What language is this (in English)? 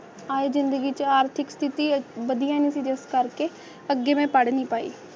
Punjabi